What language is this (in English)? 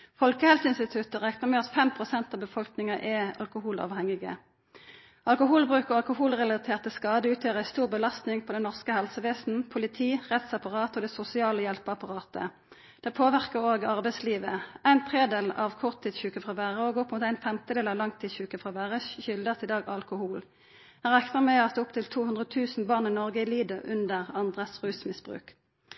Norwegian Nynorsk